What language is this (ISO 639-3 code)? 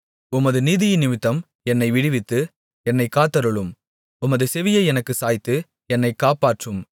tam